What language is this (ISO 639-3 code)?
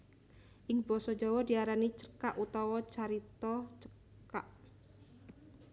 jav